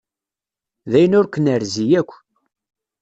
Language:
Kabyle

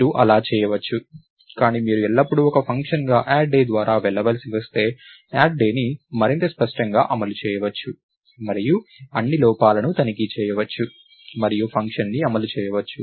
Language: Telugu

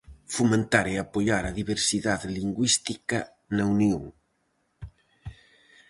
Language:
Galician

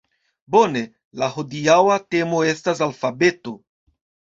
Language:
Esperanto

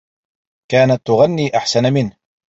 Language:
Arabic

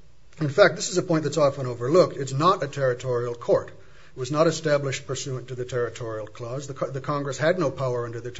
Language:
English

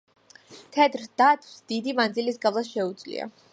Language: Georgian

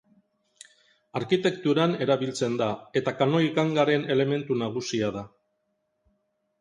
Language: Basque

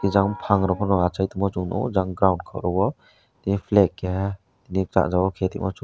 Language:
Kok Borok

